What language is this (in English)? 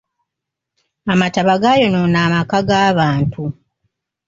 Ganda